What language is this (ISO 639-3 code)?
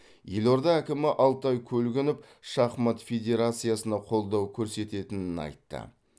kaz